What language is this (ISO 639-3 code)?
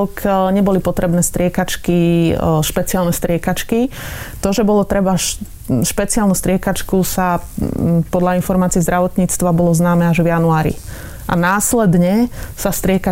slk